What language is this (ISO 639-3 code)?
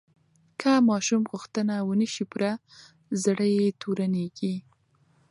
pus